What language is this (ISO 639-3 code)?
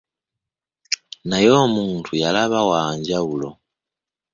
lug